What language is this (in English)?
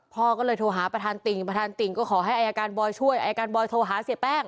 Thai